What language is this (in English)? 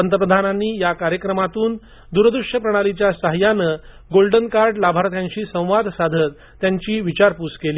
Marathi